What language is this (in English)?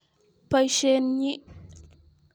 Kalenjin